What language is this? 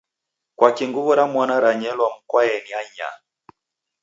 Taita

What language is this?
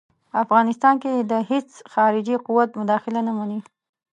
Pashto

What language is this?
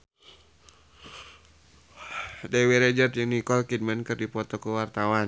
Sundanese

